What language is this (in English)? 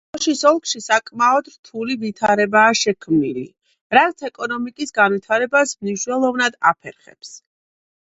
Georgian